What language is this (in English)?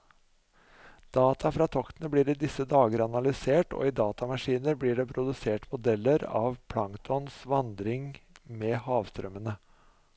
Norwegian